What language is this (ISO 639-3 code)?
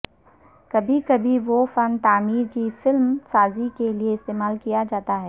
urd